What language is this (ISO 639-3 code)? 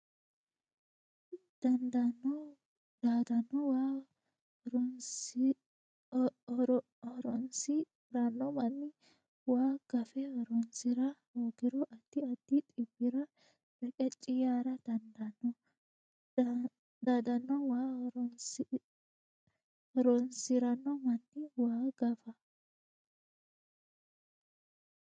sid